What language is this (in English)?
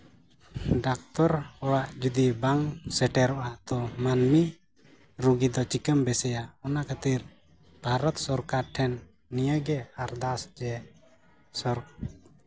Santali